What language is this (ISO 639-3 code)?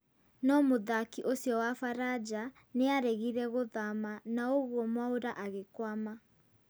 kik